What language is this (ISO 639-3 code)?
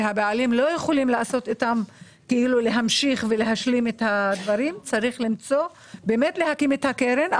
heb